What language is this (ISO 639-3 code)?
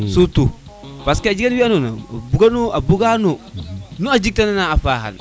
srr